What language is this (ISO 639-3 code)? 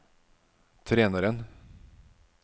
nor